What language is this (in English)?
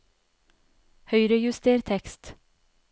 Norwegian